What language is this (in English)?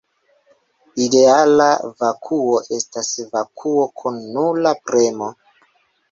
Esperanto